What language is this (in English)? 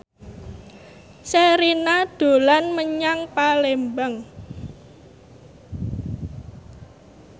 Javanese